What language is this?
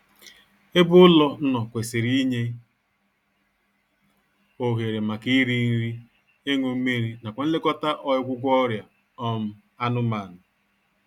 Igbo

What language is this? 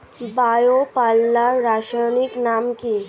Bangla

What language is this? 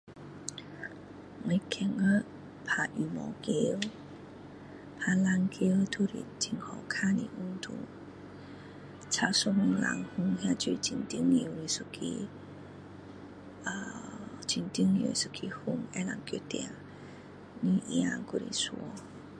Min Dong Chinese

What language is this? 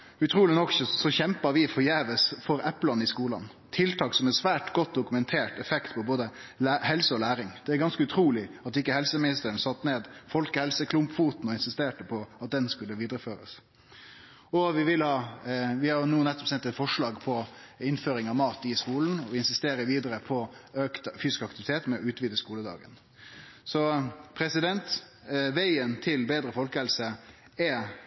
Norwegian Nynorsk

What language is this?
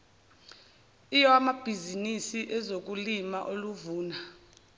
Zulu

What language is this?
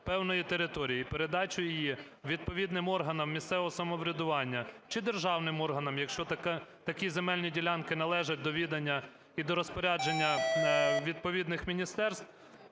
Ukrainian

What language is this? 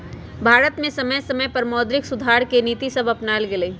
Magahi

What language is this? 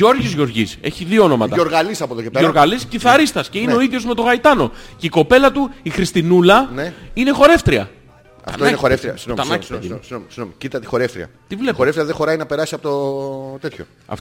Greek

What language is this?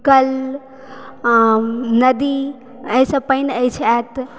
Maithili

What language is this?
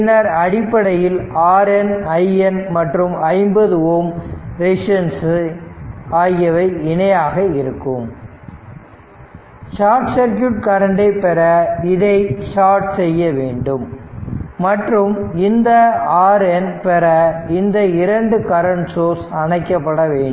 Tamil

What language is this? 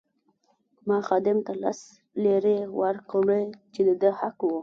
Pashto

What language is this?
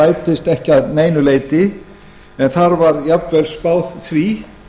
Icelandic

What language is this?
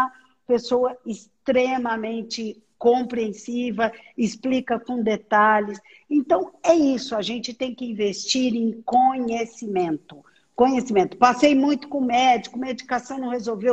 Portuguese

